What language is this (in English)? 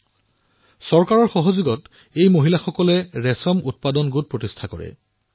Assamese